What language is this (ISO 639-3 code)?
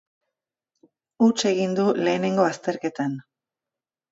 eus